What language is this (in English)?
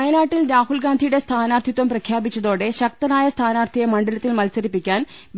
Malayalam